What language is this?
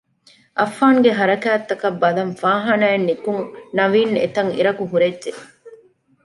Divehi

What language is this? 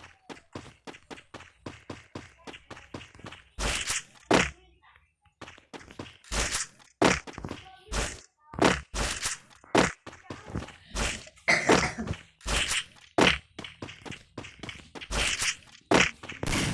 Indonesian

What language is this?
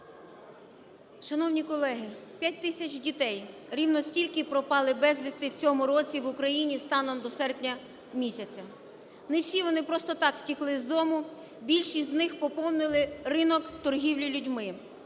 Ukrainian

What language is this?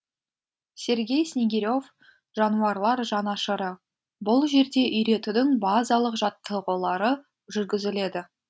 Kazakh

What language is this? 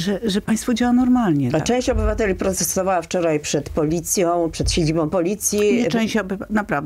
Polish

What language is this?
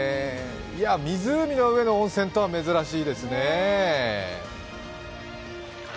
Japanese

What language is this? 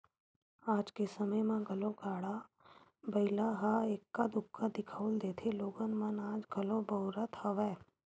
Chhattisgarhi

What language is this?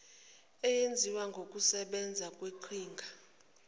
Zulu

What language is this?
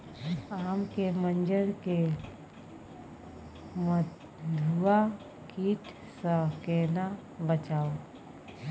Maithili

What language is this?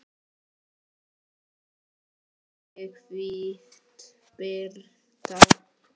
Icelandic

